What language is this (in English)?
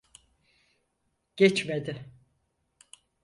Turkish